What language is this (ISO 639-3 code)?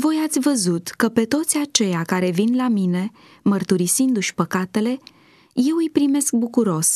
ron